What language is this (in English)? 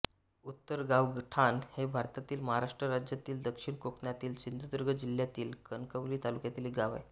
Marathi